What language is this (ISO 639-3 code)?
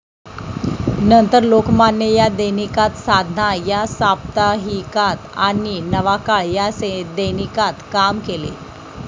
mar